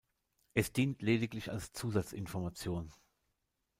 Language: German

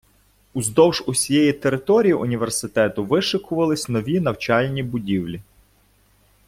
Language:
Ukrainian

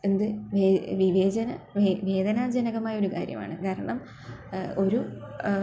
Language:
Malayalam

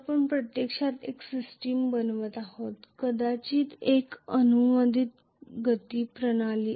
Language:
Marathi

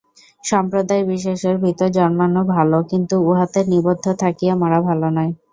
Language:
Bangla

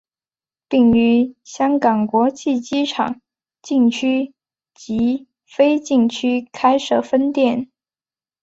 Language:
Chinese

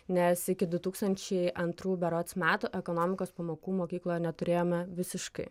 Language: Lithuanian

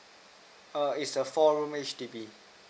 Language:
English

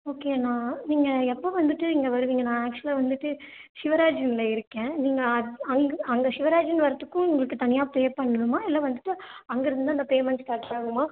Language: Tamil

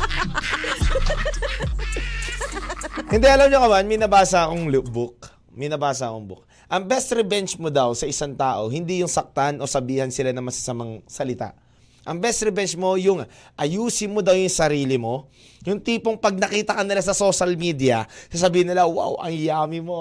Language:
Filipino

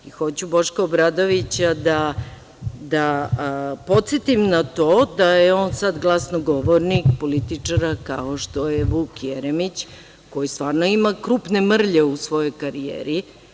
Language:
Serbian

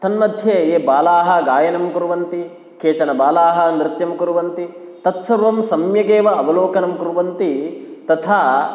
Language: Sanskrit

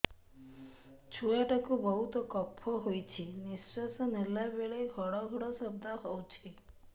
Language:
Odia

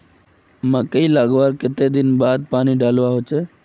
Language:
Magahi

